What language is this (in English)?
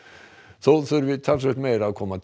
Icelandic